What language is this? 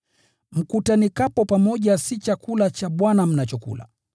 Swahili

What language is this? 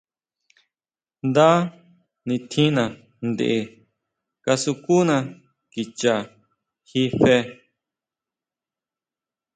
Huautla Mazatec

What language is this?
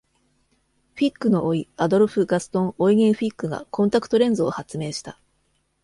Japanese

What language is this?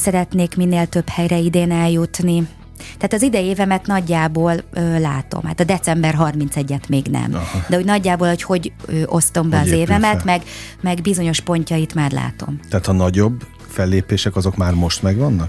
Hungarian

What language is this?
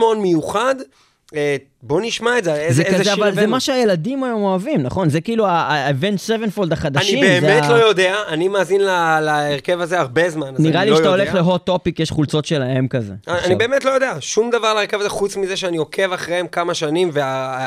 Hebrew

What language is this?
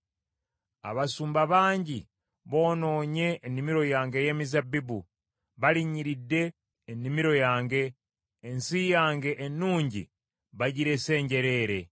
Ganda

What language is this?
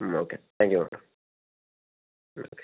Malayalam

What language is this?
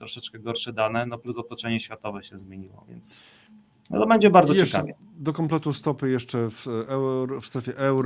Polish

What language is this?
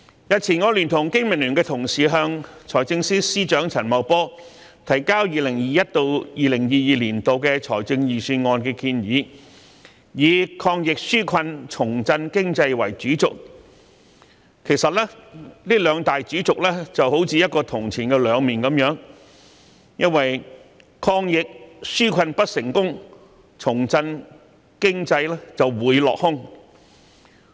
Cantonese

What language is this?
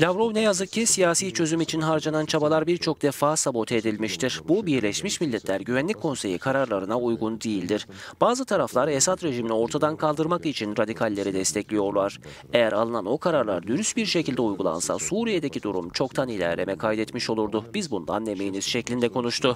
Turkish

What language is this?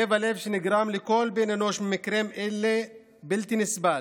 Hebrew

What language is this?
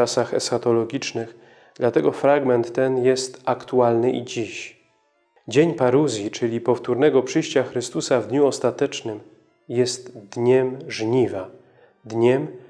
Polish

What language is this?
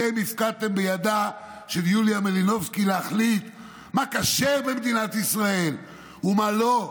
Hebrew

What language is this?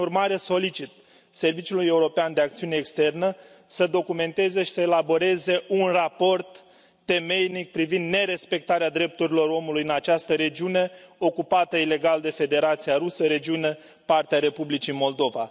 Romanian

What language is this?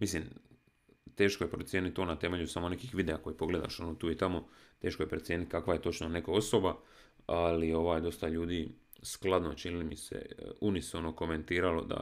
Croatian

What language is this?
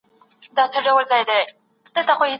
Pashto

